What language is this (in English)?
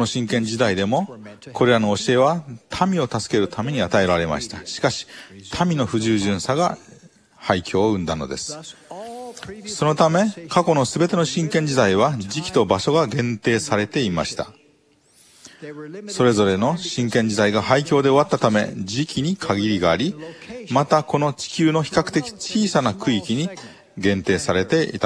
Japanese